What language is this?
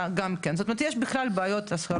Hebrew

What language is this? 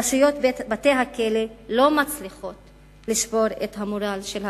Hebrew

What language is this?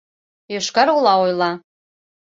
Mari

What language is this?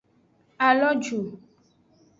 Aja (Benin)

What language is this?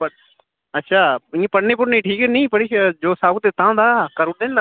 Dogri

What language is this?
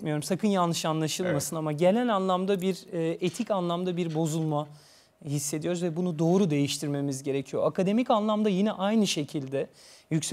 Turkish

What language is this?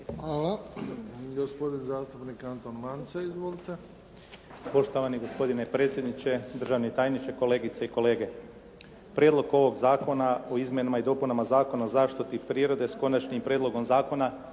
Croatian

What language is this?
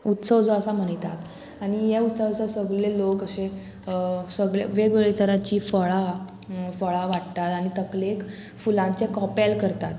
Konkani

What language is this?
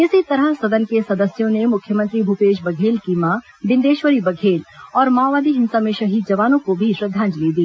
Hindi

